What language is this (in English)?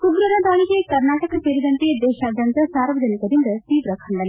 Kannada